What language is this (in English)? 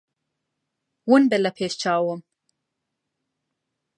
Central Kurdish